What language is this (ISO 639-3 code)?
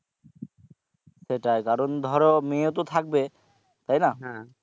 ben